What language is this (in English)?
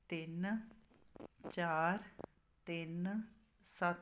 Punjabi